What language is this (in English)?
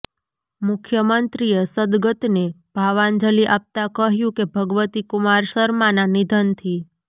Gujarati